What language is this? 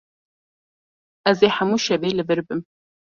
Kurdish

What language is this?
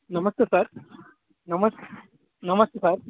Telugu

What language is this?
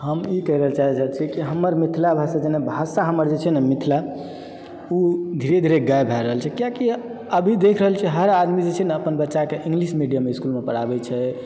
Maithili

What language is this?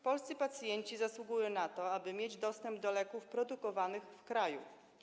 Polish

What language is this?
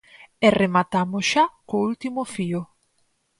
Galician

